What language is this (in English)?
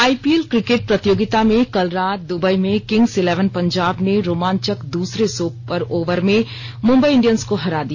Hindi